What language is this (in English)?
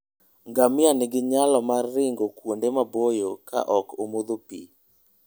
Luo (Kenya and Tanzania)